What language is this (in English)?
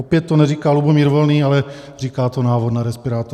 Czech